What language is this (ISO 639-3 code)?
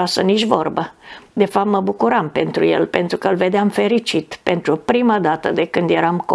ron